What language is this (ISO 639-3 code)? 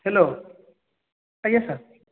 ori